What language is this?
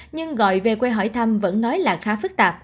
Vietnamese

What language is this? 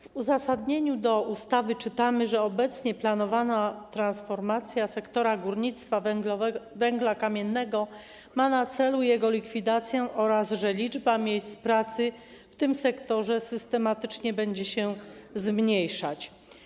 Polish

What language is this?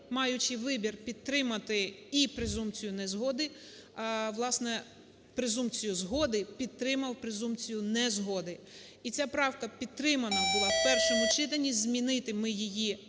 Ukrainian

